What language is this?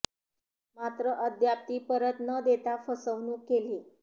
Marathi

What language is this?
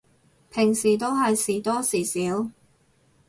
Cantonese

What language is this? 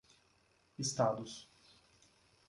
Portuguese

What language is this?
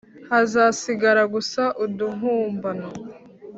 Kinyarwanda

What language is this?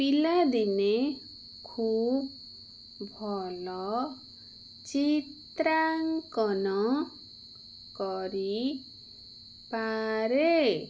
Odia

